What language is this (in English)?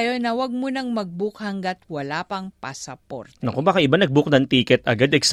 Filipino